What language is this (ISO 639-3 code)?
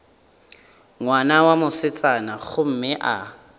nso